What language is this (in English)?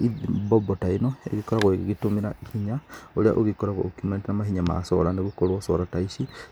Kikuyu